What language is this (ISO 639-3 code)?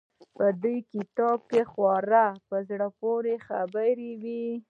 pus